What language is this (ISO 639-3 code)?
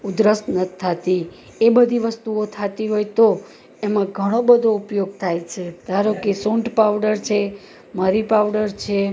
guj